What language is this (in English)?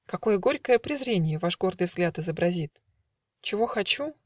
Russian